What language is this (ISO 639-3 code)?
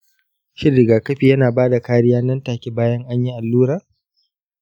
hau